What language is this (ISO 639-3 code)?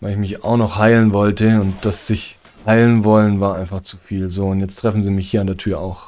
deu